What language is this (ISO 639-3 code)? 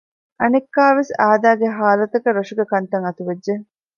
div